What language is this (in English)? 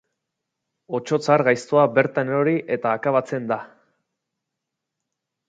Basque